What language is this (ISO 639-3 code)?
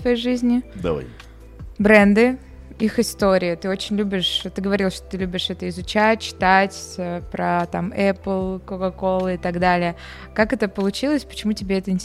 rus